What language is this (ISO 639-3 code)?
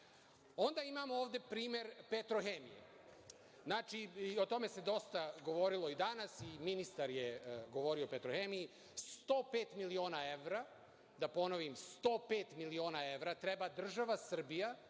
srp